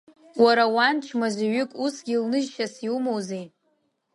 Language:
Abkhazian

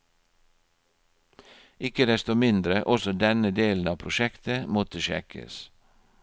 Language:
Norwegian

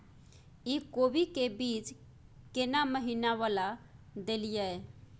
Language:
Maithili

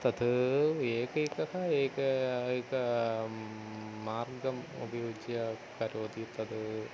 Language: Sanskrit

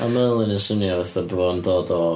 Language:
Welsh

